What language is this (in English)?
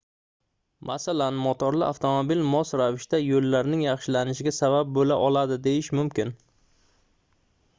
Uzbek